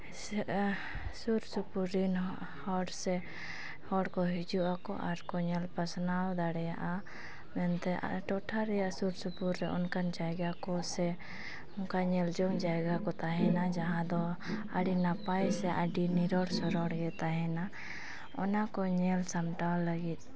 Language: Santali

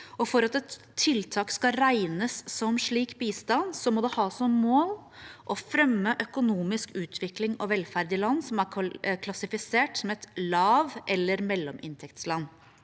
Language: Norwegian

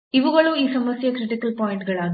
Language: Kannada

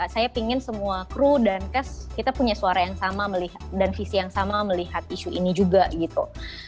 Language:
Indonesian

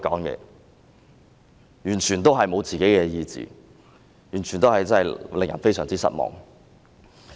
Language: Cantonese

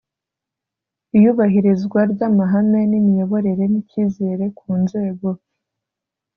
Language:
Kinyarwanda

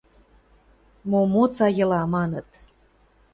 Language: Western Mari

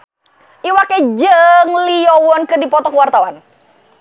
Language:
Sundanese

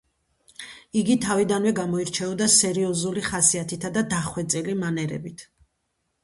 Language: Georgian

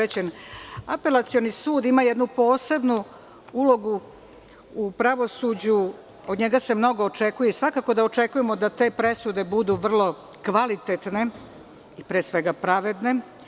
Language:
Serbian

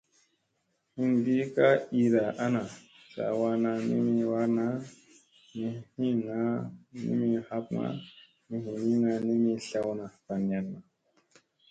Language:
Musey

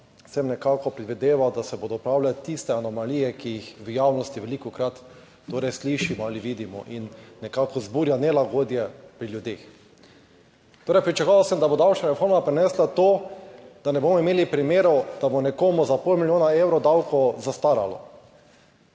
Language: Slovenian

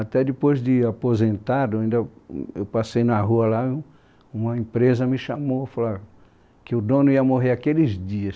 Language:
Portuguese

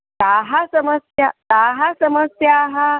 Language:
Sanskrit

